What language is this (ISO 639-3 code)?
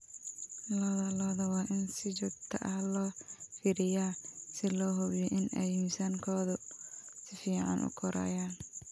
som